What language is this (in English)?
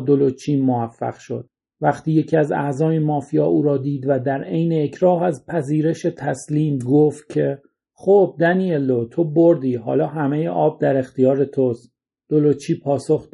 Persian